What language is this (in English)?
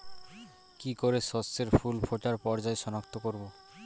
Bangla